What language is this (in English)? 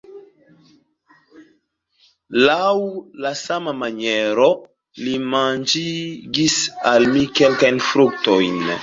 Esperanto